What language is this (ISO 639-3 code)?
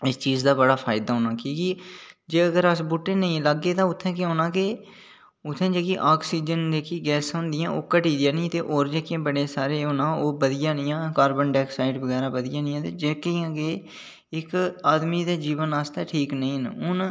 doi